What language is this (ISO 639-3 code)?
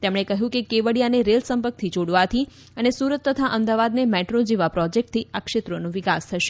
guj